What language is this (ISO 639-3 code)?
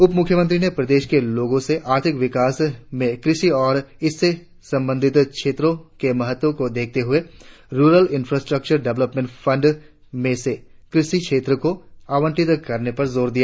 hin